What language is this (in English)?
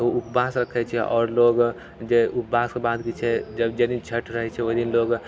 Maithili